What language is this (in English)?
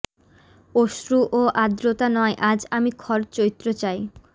Bangla